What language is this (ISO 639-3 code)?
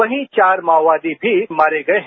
hin